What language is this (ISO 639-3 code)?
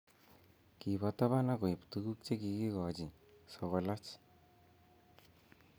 kln